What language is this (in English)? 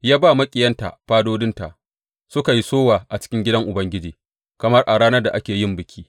Hausa